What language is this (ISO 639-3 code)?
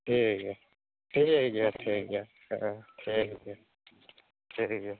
sat